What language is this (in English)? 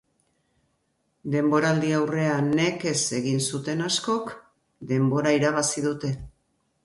Basque